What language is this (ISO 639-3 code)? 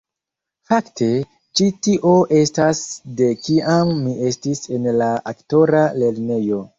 epo